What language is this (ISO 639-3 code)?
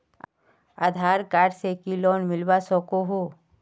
mag